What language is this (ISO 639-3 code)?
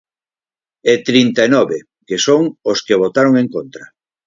glg